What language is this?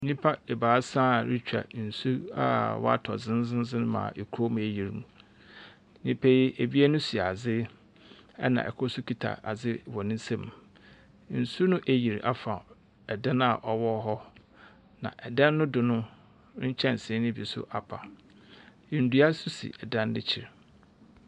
Akan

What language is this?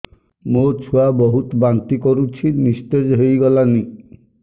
Odia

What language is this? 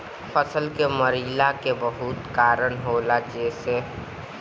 Bhojpuri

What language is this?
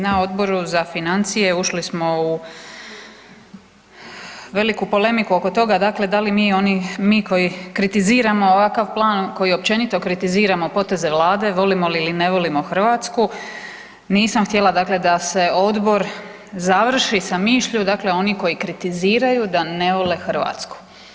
Croatian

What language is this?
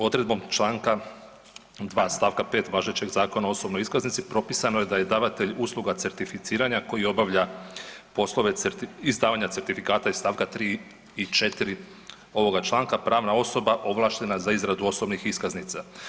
Croatian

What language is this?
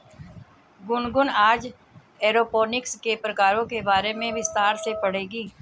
Hindi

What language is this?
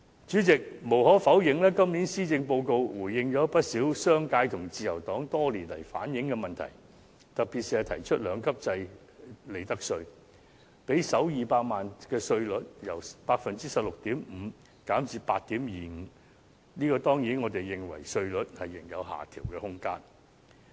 Cantonese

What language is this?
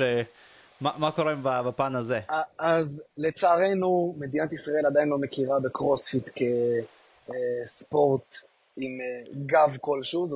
Hebrew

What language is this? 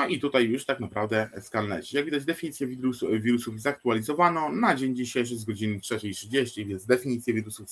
Polish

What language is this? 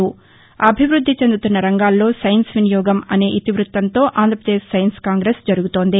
Telugu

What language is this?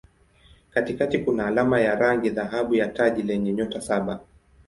Swahili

